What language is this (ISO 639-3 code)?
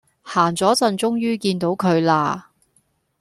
yue